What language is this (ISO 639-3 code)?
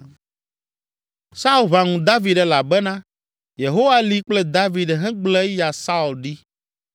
ewe